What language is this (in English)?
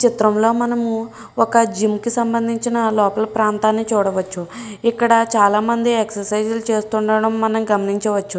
Telugu